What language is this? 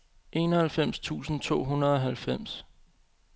Danish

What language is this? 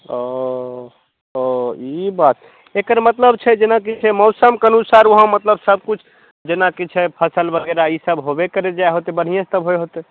Maithili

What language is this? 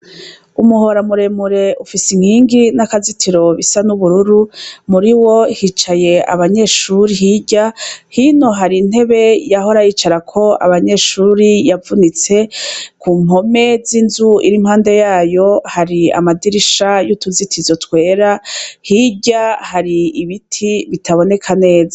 Rundi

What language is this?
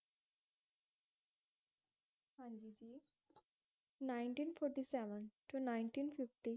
Punjabi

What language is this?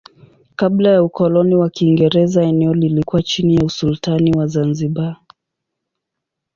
Swahili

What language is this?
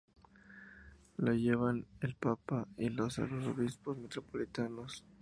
Spanish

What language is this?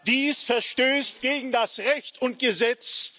German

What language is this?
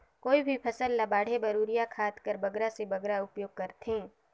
Chhattisgarhi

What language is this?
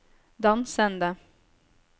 Norwegian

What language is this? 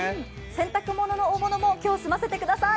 Japanese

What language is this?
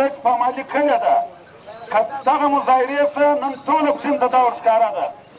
Arabic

